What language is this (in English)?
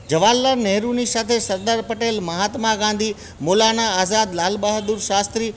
Gujarati